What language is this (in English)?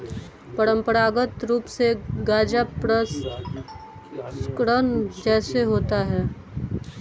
Hindi